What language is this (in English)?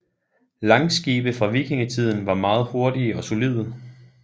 Danish